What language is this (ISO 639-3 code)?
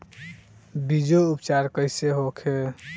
bho